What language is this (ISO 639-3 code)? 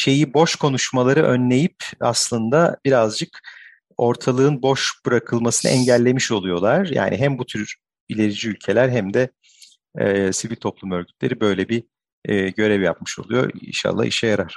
tur